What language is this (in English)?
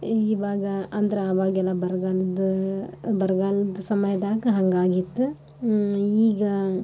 Kannada